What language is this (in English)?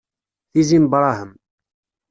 Kabyle